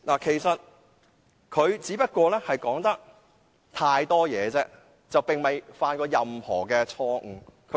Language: Cantonese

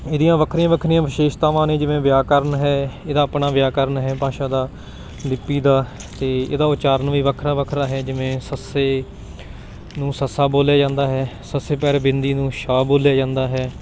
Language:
Punjabi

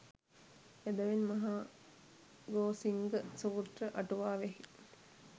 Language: Sinhala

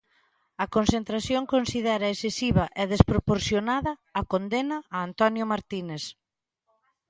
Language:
Galician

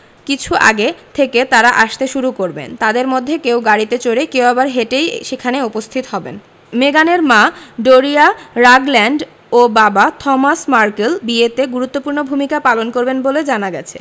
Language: Bangla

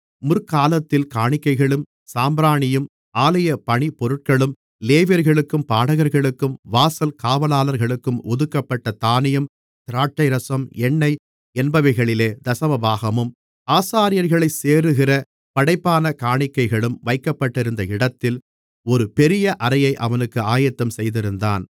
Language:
Tamil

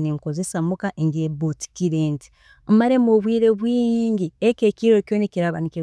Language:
Tooro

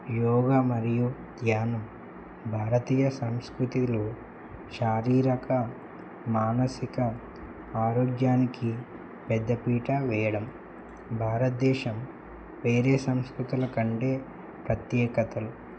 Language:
Telugu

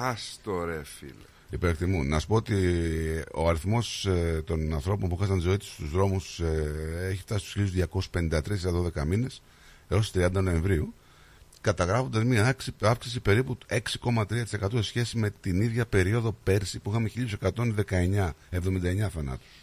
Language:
Greek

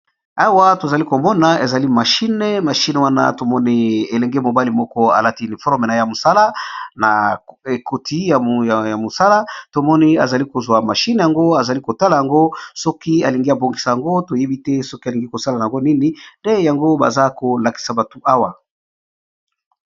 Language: Lingala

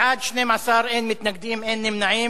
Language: Hebrew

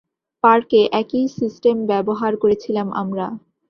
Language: Bangla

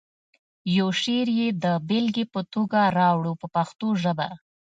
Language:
Pashto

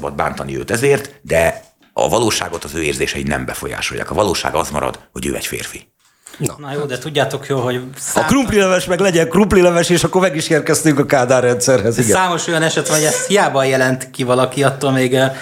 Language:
Hungarian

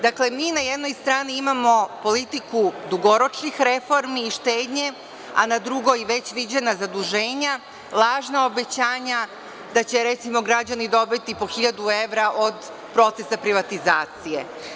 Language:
Serbian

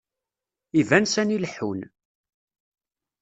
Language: Kabyle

